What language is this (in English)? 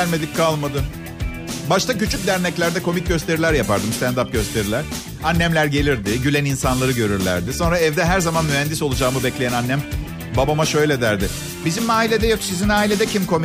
Turkish